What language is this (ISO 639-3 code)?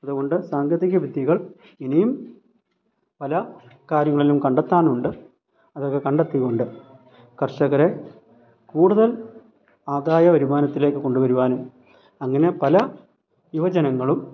mal